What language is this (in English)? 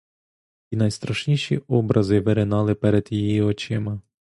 Ukrainian